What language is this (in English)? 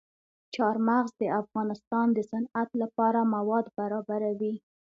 Pashto